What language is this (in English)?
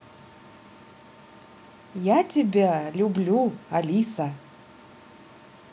Russian